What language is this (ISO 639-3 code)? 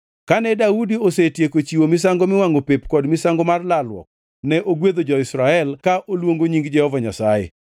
luo